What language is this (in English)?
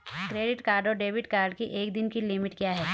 Hindi